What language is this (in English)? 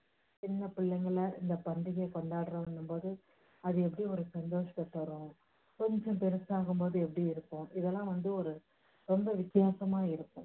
Tamil